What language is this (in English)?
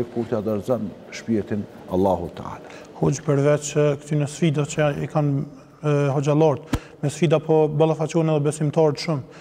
Arabic